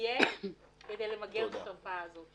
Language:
Hebrew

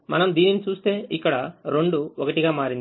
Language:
Telugu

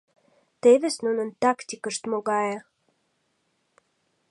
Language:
Mari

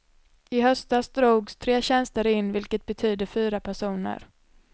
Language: Swedish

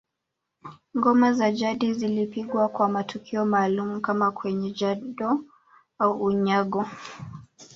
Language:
Swahili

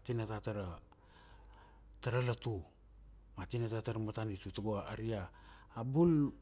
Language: Kuanua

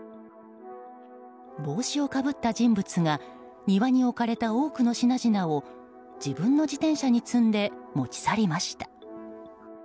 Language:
Japanese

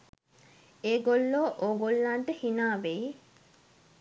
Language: Sinhala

